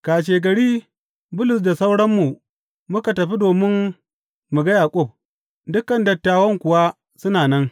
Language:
Hausa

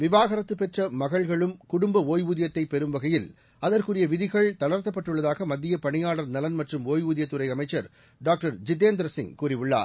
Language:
Tamil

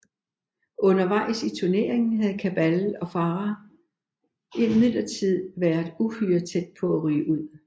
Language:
Danish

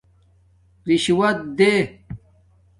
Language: Domaaki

